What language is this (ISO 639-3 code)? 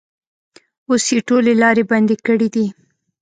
pus